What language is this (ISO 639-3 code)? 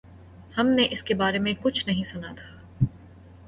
urd